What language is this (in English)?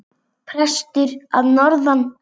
Icelandic